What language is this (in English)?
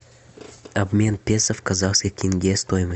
Russian